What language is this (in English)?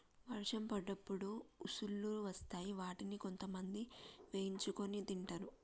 Telugu